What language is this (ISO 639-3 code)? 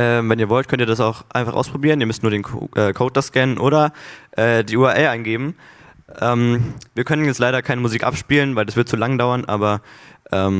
deu